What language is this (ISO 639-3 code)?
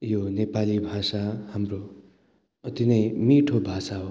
nep